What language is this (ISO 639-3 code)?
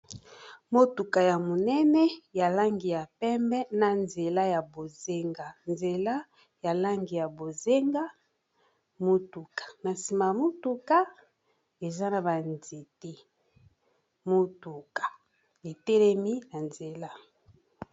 lin